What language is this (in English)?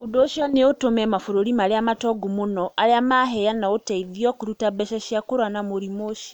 Kikuyu